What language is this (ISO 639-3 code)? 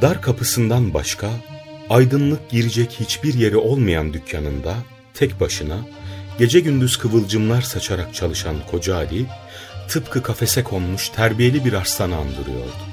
tur